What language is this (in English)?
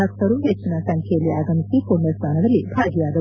Kannada